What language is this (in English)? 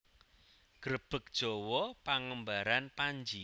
Javanese